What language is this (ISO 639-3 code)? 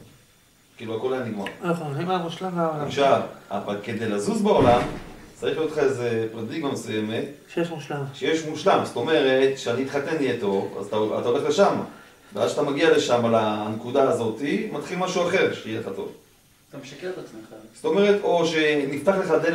heb